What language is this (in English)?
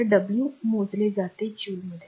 Marathi